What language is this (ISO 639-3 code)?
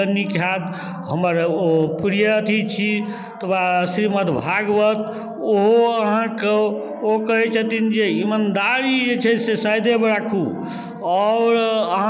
mai